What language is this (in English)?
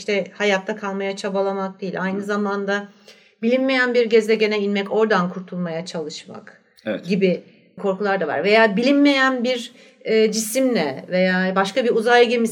Turkish